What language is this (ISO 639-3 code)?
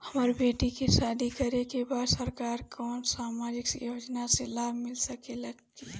bho